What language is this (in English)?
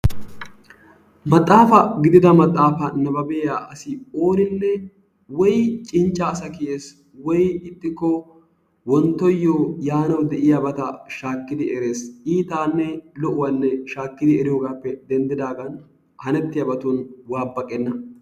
Wolaytta